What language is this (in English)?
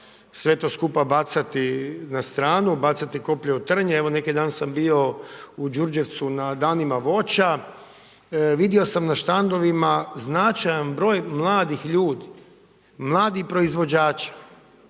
Croatian